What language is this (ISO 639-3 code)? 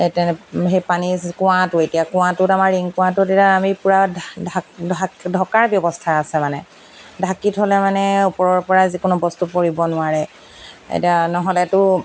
asm